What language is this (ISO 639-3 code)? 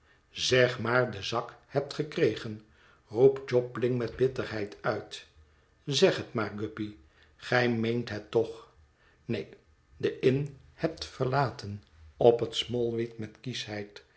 nld